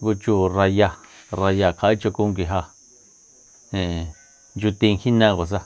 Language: Soyaltepec Mazatec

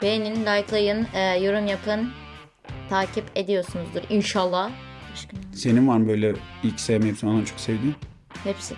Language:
Turkish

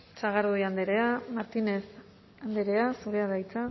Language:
Basque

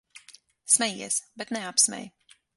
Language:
Latvian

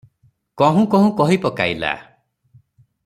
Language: Odia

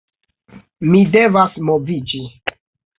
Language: Esperanto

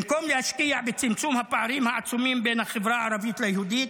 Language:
Hebrew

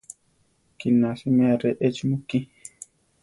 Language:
Central Tarahumara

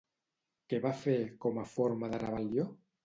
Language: Catalan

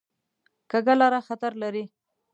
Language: Pashto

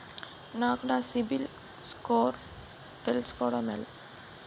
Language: Telugu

